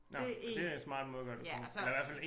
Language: Danish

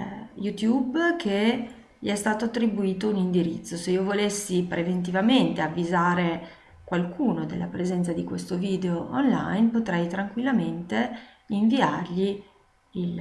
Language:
Italian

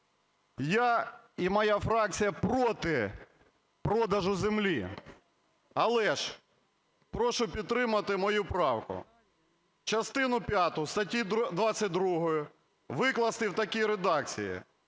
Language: Ukrainian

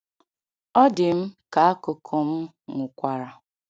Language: Igbo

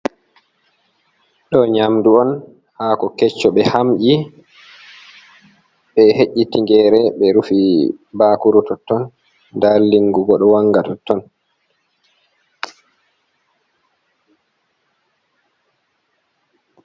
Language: Fula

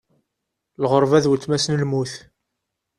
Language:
Kabyle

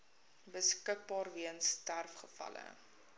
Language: Afrikaans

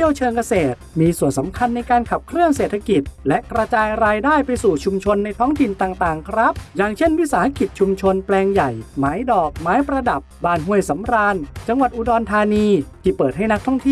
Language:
Thai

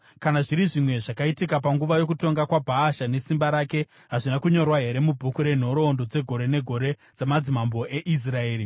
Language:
Shona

